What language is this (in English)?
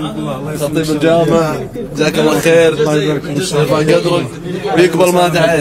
Arabic